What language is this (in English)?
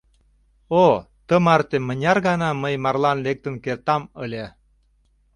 Mari